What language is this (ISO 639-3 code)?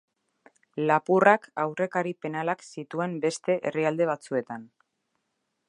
eus